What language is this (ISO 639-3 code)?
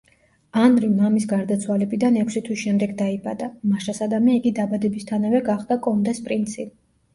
kat